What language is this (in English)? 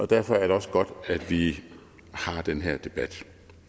Danish